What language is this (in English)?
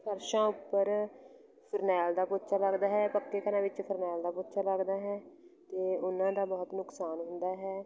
Punjabi